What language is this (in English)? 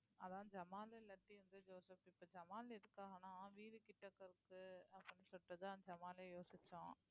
Tamil